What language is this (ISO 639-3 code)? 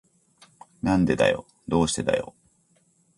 jpn